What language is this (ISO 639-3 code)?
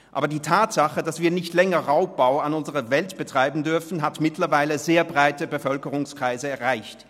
gsw